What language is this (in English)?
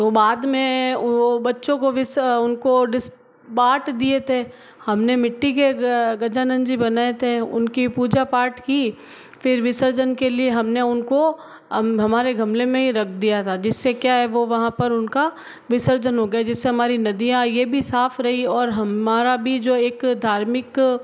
Hindi